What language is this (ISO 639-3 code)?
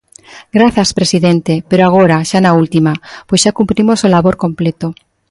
glg